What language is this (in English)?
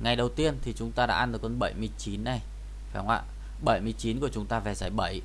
Vietnamese